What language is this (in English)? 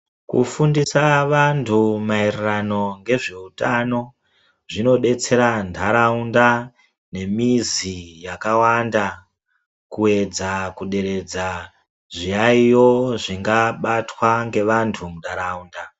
Ndau